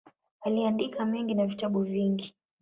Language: Swahili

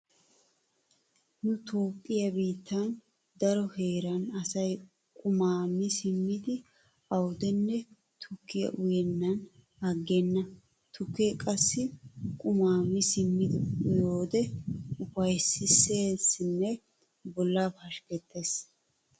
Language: Wolaytta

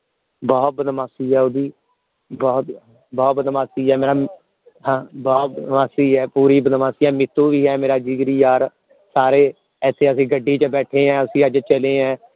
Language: Punjabi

